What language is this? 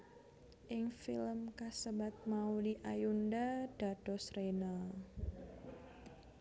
Javanese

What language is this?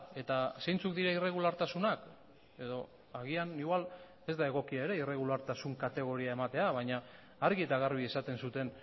Basque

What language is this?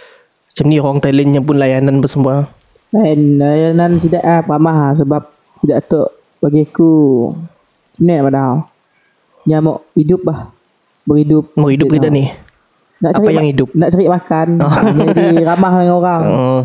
Malay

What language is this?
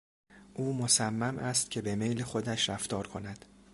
Persian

